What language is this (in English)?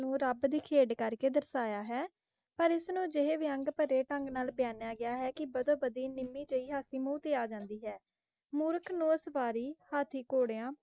Punjabi